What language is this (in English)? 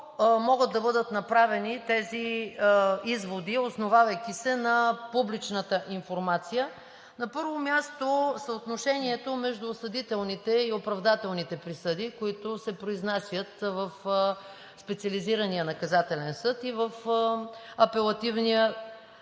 Bulgarian